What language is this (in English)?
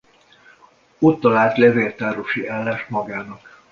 Hungarian